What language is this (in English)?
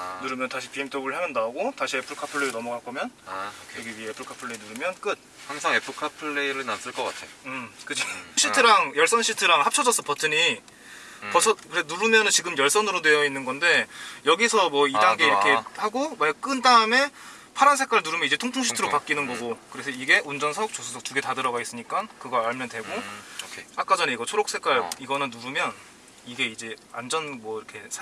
Korean